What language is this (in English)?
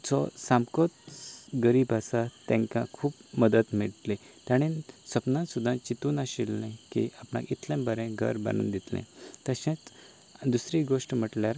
Konkani